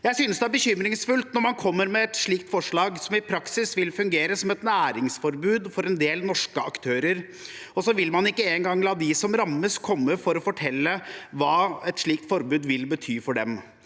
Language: Norwegian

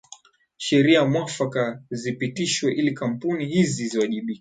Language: Swahili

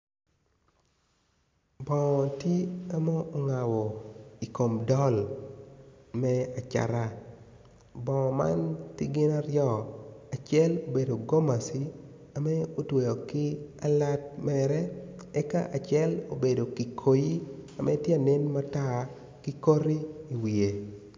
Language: Acoli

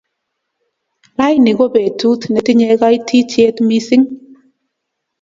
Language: Kalenjin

